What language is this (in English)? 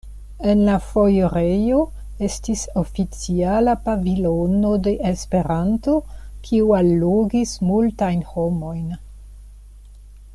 Esperanto